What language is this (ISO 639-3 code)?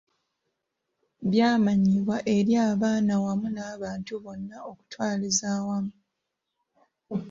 lug